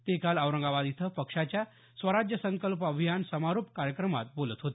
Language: Marathi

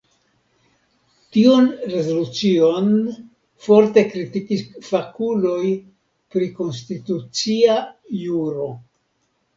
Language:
Esperanto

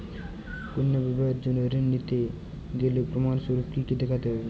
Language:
Bangla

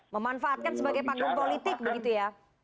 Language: Indonesian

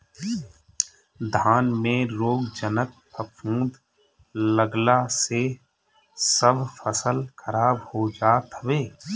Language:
Bhojpuri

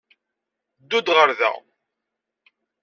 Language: Kabyle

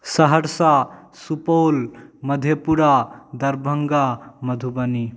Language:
Maithili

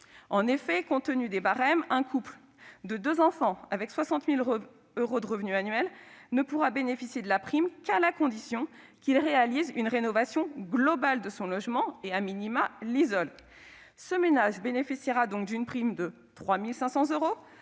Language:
French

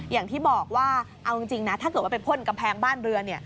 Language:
Thai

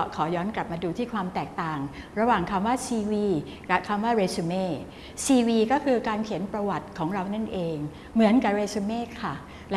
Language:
Thai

